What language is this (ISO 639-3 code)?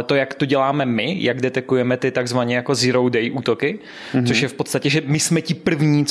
ces